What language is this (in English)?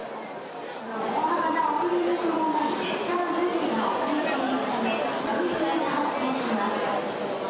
Japanese